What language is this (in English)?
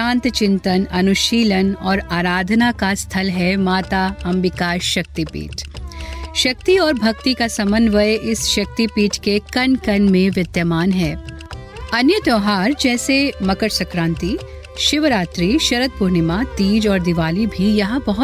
Hindi